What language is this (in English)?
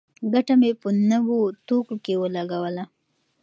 Pashto